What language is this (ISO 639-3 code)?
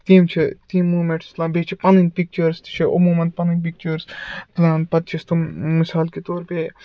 kas